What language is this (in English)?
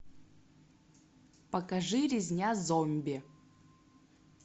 Russian